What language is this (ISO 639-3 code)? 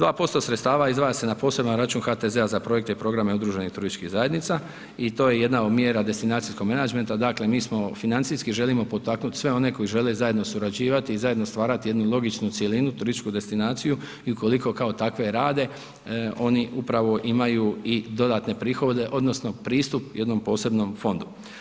hrv